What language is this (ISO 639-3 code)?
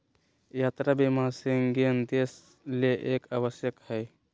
mag